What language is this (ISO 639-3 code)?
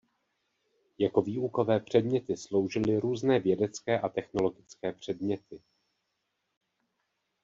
ces